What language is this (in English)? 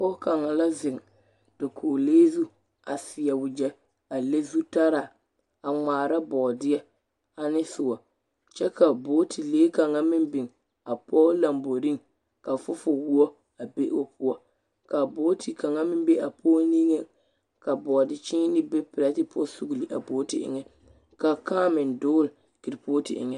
Southern Dagaare